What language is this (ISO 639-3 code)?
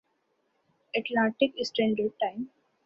urd